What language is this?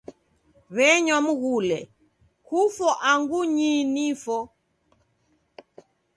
Taita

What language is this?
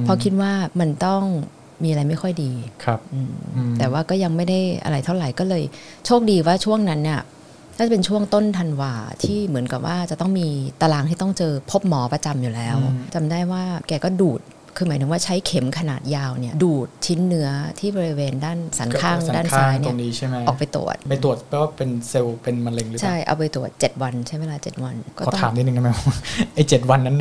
Thai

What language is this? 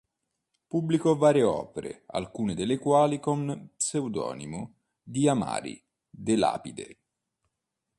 Italian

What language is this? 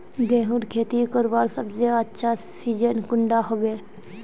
Magahi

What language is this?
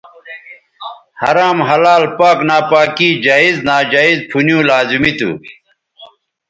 Bateri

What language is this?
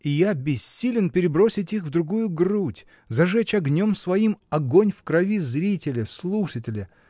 Russian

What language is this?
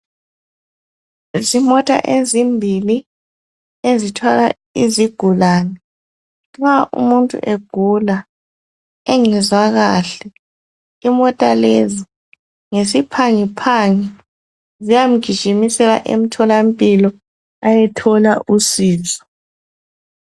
North Ndebele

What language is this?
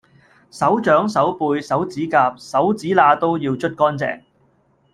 Cantonese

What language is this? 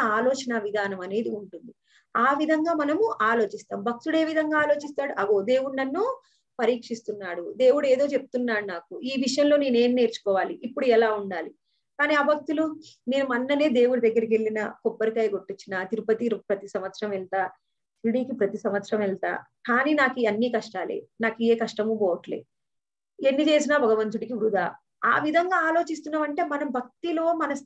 Hindi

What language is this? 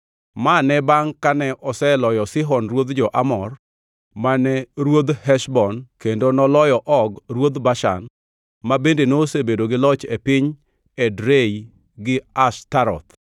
Luo (Kenya and Tanzania)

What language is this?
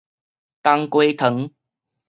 Min Nan Chinese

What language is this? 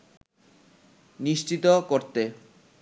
Bangla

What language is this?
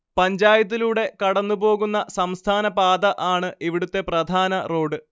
Malayalam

